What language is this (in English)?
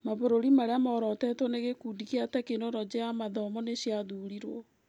Kikuyu